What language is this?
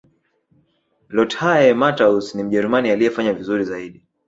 Swahili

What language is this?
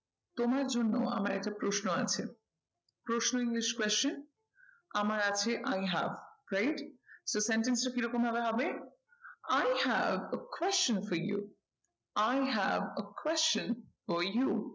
Bangla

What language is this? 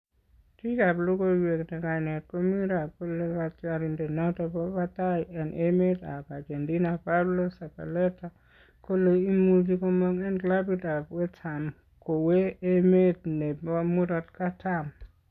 Kalenjin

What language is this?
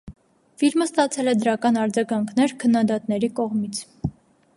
Armenian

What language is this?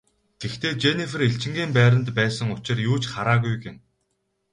Mongolian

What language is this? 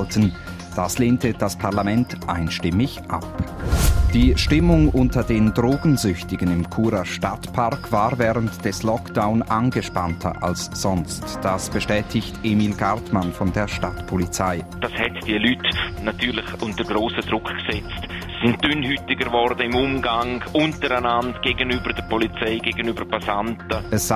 German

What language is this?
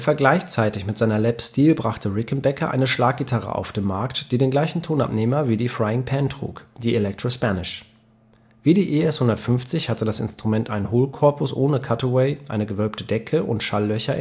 German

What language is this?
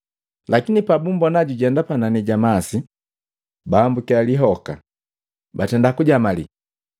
Matengo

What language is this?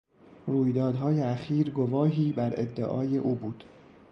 Persian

